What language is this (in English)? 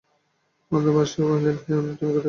Bangla